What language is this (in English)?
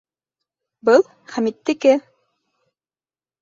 Bashkir